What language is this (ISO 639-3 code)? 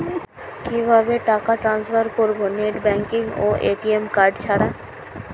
ben